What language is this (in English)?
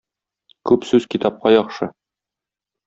Tatar